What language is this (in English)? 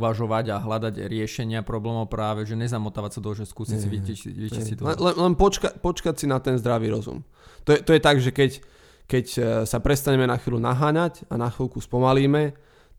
Slovak